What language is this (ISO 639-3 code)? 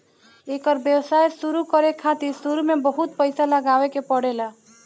bho